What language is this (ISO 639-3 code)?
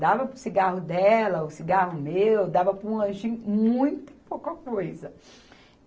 por